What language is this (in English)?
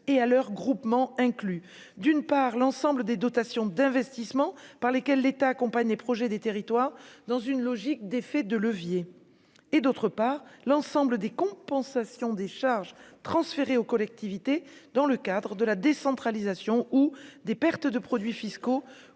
French